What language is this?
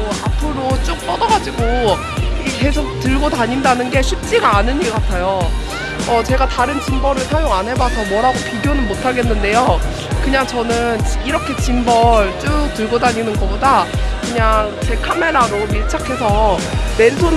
Korean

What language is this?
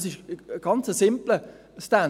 Swiss German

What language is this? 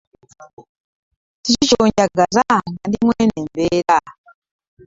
Ganda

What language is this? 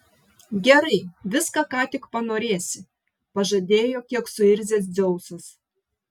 Lithuanian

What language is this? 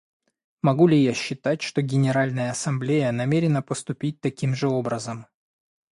Russian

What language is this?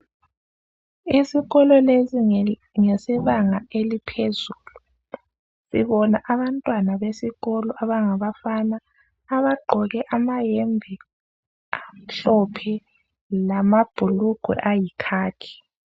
North Ndebele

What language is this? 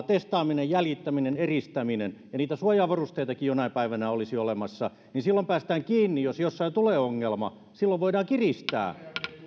Finnish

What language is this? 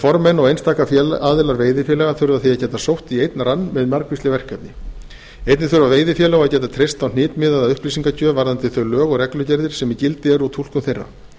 Icelandic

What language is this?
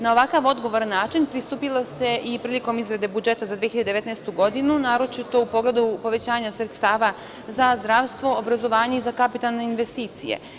Serbian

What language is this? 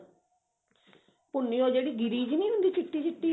Punjabi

